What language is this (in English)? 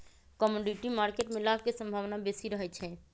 Magahi